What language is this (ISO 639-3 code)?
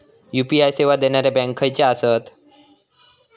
mar